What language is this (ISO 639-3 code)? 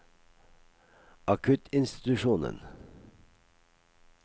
nor